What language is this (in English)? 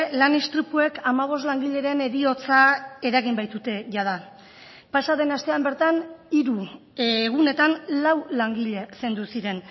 Basque